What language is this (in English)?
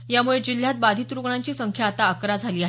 Marathi